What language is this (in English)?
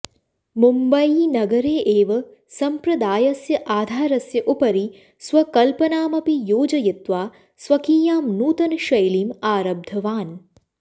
Sanskrit